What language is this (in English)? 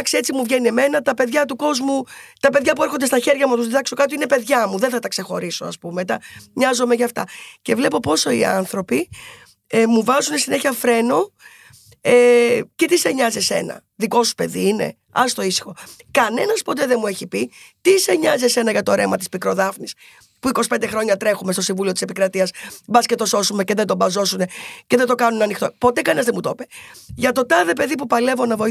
Greek